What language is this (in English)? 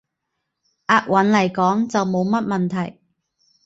Cantonese